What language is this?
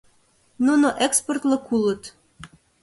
Mari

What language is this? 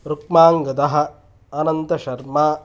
Sanskrit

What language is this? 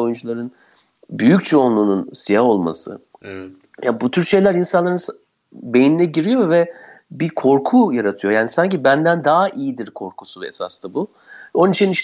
Turkish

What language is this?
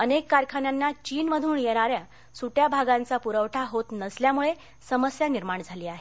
Marathi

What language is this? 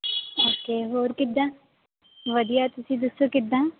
Punjabi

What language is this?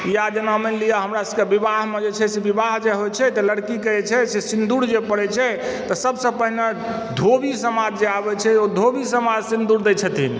Maithili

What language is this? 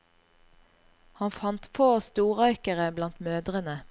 Norwegian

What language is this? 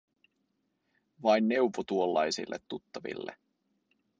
Finnish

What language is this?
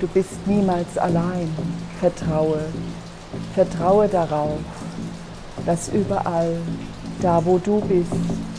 German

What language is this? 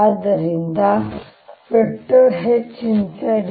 Kannada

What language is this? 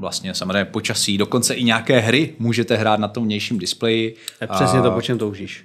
Czech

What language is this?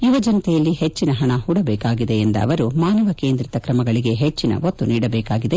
Kannada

